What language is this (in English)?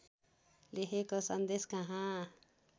Nepali